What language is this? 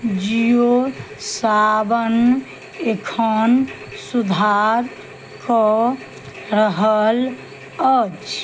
Maithili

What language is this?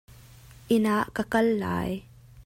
Hakha Chin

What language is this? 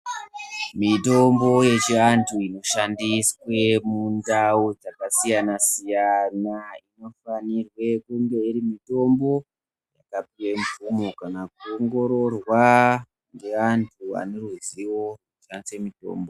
Ndau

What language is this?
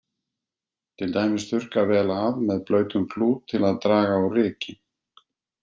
Icelandic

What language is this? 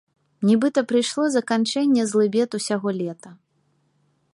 Belarusian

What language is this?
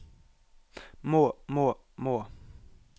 Norwegian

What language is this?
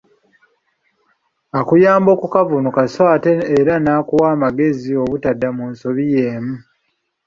Ganda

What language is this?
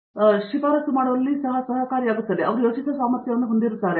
Kannada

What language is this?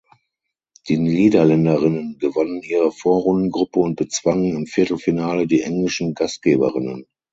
German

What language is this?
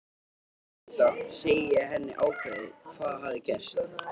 Icelandic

